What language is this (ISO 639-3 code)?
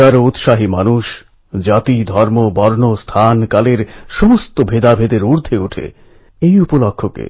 ben